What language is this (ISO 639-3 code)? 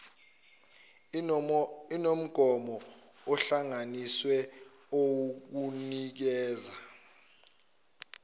zul